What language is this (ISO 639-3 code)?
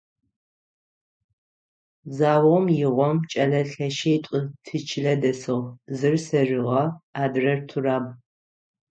ady